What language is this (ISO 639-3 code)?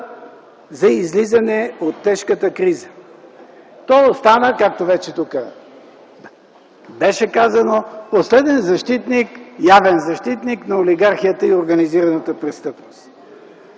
bul